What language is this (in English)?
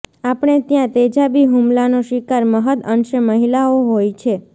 Gujarati